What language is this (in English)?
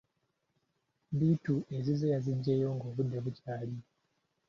Ganda